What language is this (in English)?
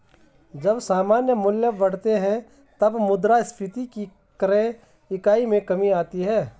Hindi